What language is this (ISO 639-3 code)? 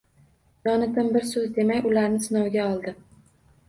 uzb